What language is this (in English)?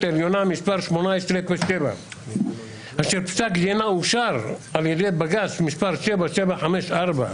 Hebrew